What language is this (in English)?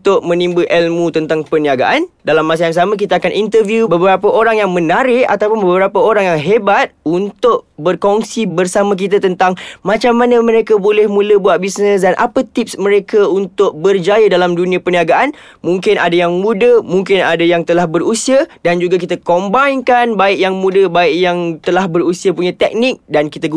Malay